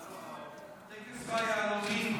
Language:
Hebrew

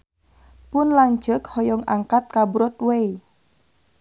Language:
Sundanese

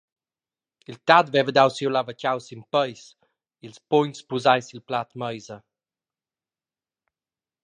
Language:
Romansh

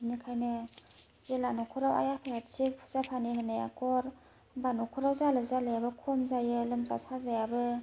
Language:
Bodo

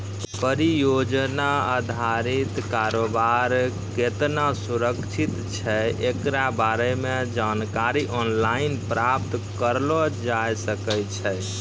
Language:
Maithili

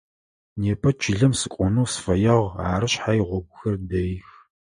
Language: Adyghe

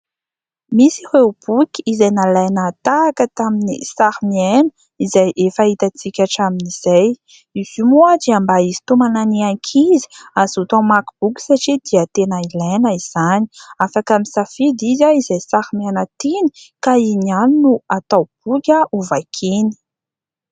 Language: Malagasy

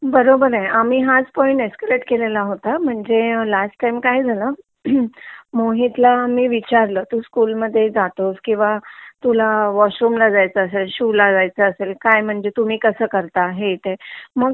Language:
Marathi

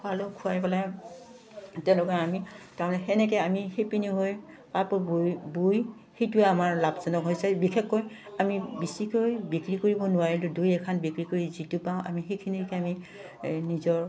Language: Assamese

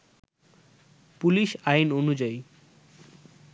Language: Bangla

